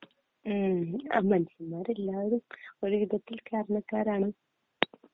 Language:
Malayalam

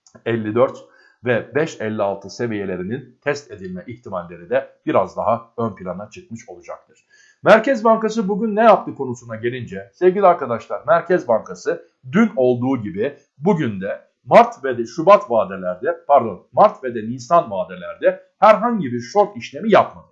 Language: Turkish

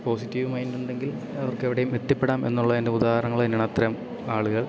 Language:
Malayalam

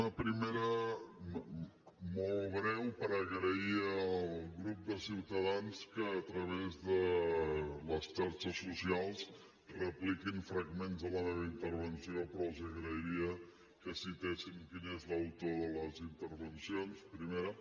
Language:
Catalan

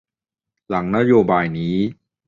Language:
Thai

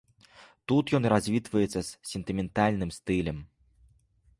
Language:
Belarusian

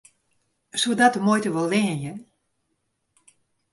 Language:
Western Frisian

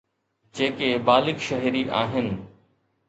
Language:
Sindhi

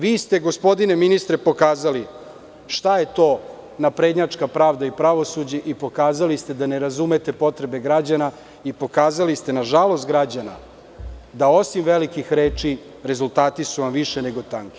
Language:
Serbian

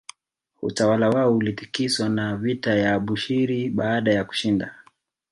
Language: Swahili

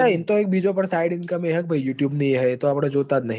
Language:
Gujarati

